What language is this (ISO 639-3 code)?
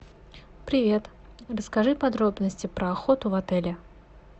rus